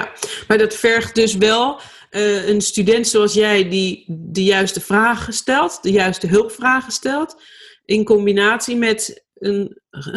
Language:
Dutch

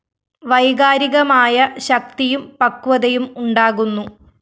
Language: Malayalam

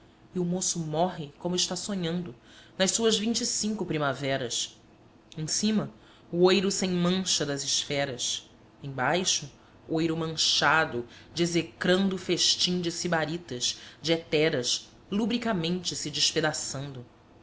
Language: Portuguese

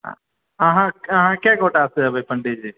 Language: Maithili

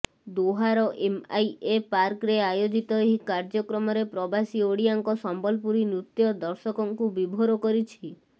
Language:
Odia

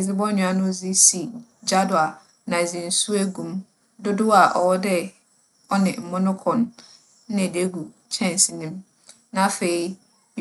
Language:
Akan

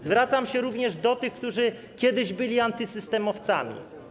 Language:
Polish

